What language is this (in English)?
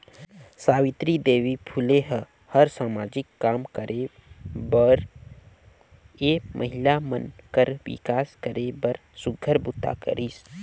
Chhattisgarhi